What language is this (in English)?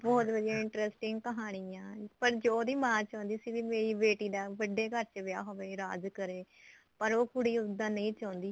Punjabi